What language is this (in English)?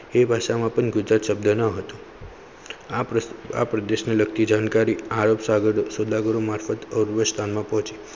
Gujarati